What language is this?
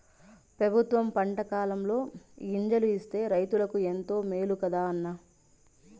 Telugu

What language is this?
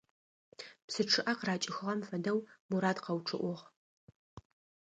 Adyghe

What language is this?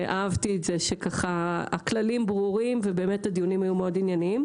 Hebrew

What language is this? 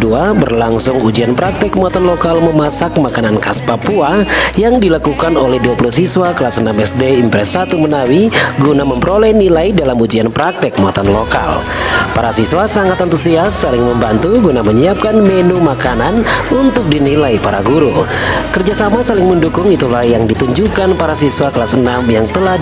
Indonesian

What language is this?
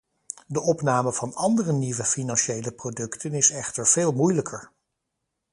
Dutch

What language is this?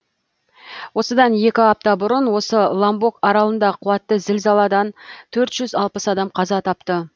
Kazakh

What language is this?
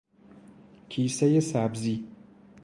Persian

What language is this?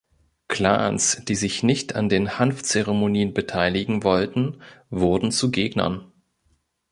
German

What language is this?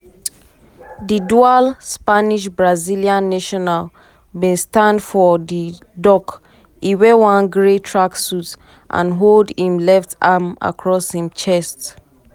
Nigerian Pidgin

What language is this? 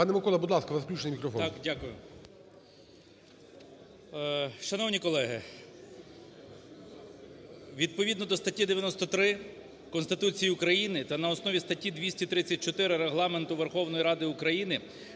Ukrainian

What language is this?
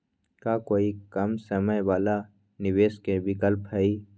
Magahi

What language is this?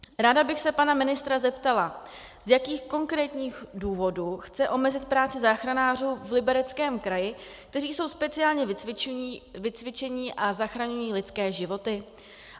Czech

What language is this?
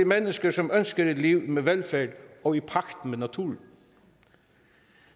Danish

